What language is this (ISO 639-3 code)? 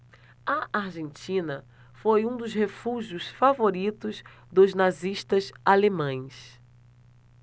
por